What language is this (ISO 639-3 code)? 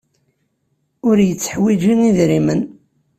kab